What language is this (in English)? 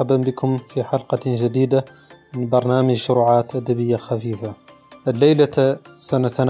Arabic